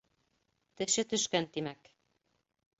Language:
Bashkir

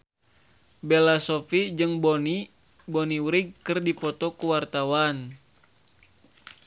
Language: Sundanese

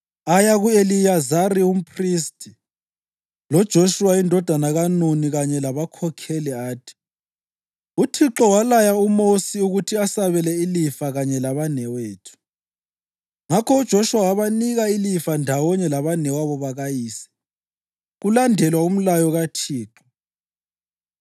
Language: North Ndebele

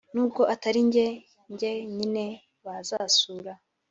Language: Kinyarwanda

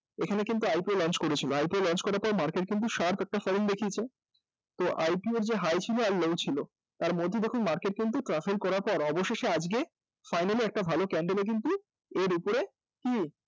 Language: Bangla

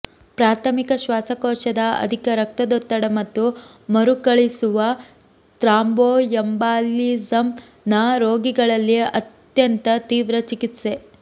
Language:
Kannada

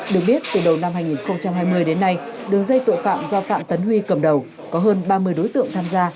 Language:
Vietnamese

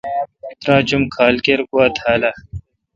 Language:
Kalkoti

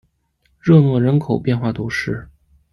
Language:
Chinese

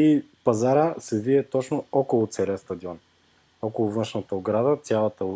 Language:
Bulgarian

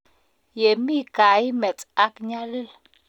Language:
Kalenjin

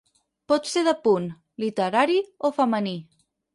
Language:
Catalan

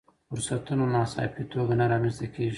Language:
Pashto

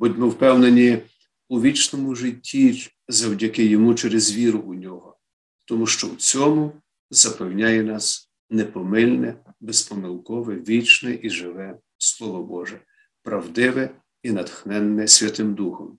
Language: Ukrainian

